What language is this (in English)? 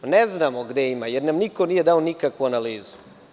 Serbian